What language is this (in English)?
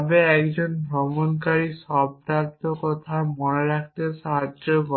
Bangla